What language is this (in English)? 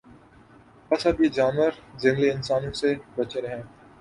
Urdu